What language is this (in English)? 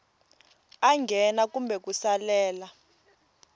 Tsonga